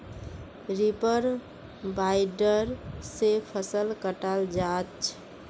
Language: Magahi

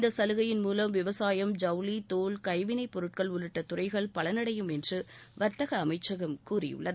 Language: Tamil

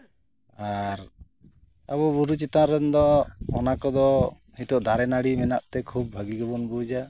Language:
Santali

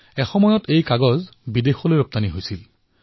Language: Assamese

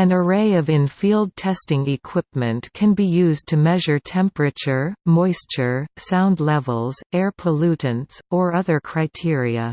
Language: English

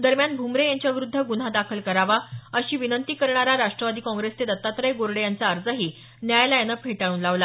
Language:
Marathi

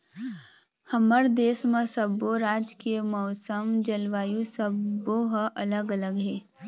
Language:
Chhattisgarhi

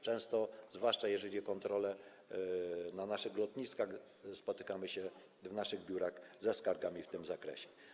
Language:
Polish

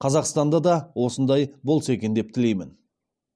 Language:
Kazakh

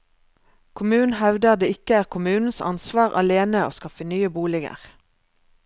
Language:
Norwegian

